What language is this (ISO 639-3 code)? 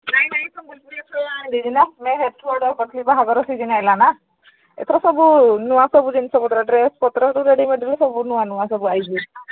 ori